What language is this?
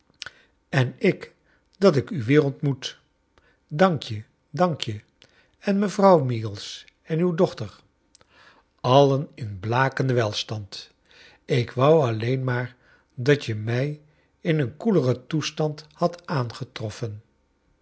Dutch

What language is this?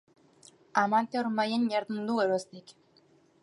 Basque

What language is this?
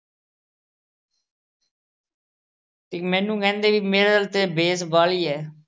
Punjabi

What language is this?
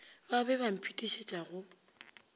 Northern Sotho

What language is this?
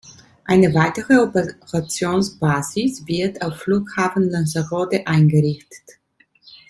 German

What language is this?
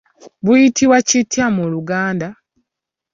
Ganda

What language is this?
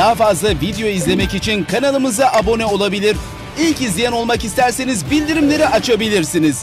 Turkish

